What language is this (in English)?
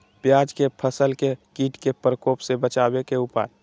Magahi